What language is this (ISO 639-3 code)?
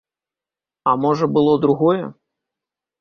bel